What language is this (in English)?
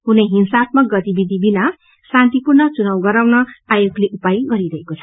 Nepali